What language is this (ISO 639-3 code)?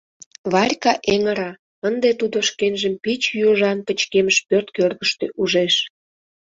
chm